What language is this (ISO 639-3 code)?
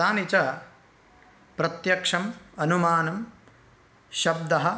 san